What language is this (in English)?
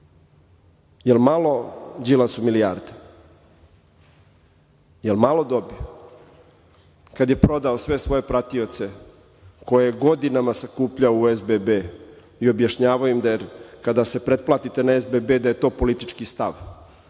Serbian